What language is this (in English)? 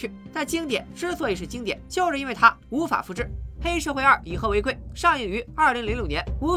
Chinese